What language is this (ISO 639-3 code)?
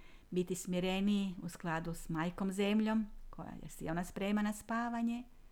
hrv